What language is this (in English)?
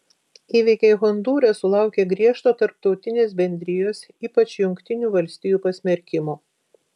Lithuanian